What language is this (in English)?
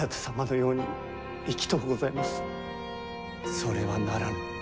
Japanese